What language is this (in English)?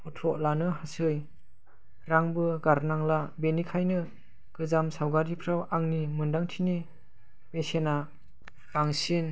Bodo